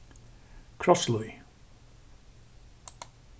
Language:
Faroese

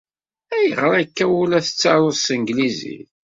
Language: Kabyle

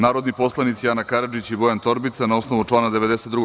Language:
Serbian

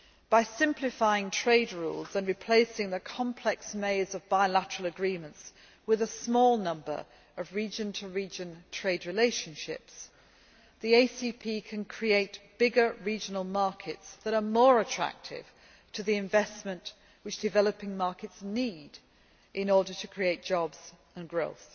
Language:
English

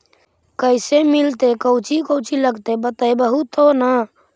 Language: Magahi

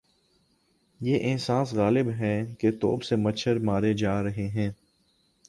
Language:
Urdu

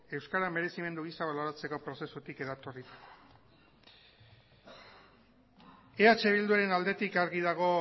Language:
Basque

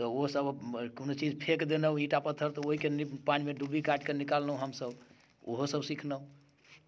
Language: Maithili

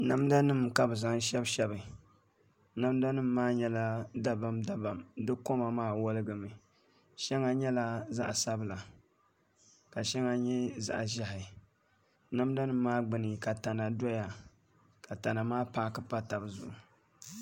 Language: Dagbani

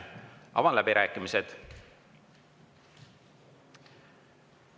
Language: Estonian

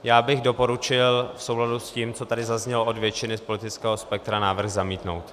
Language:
Czech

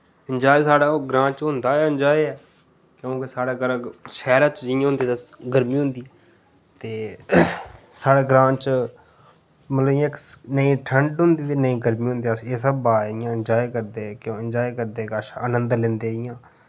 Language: Dogri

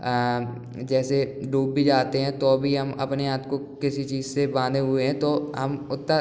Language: Hindi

